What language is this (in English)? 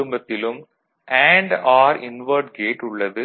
Tamil